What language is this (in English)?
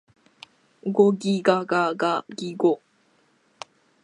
Japanese